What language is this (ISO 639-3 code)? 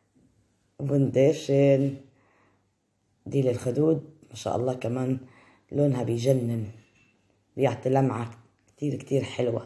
ara